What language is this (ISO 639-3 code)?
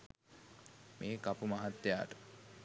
sin